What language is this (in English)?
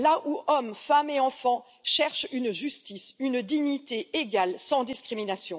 French